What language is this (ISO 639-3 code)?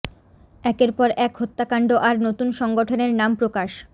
ben